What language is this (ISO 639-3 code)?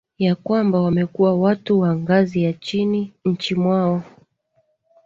swa